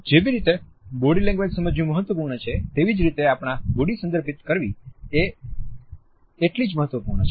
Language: Gujarati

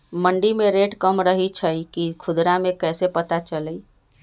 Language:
Magahi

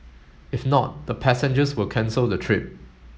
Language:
English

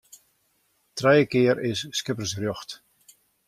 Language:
Western Frisian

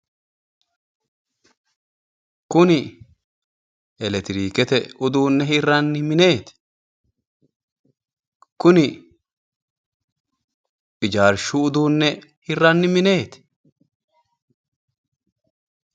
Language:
Sidamo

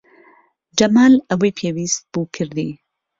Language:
Central Kurdish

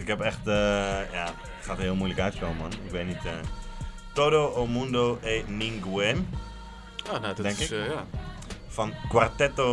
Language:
Dutch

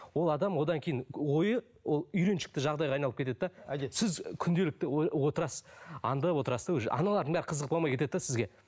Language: Kazakh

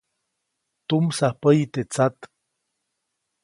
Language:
Copainalá Zoque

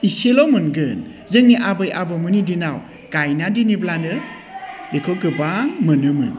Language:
Bodo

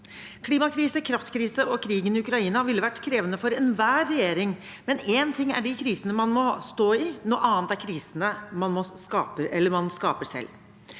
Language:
Norwegian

